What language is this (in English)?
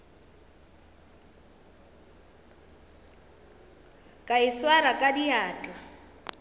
Northern Sotho